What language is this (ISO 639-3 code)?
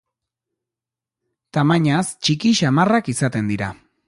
eus